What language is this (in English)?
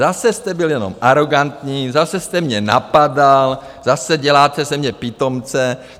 Czech